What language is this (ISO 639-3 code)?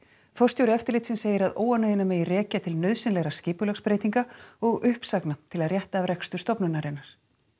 isl